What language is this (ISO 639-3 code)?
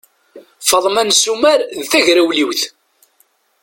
kab